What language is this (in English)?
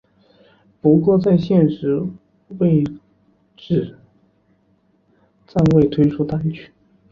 Chinese